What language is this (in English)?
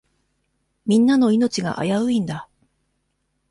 Japanese